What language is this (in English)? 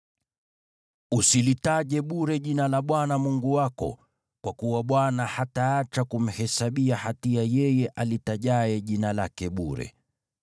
Swahili